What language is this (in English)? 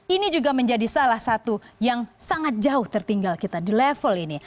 Indonesian